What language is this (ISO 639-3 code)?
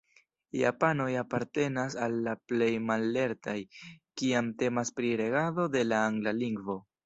epo